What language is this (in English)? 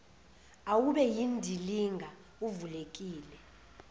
Zulu